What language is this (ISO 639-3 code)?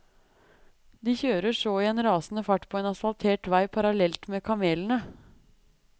nor